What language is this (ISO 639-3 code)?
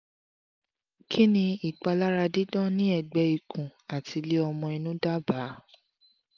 yor